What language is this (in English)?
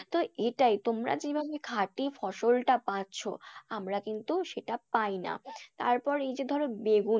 Bangla